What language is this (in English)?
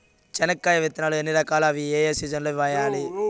Telugu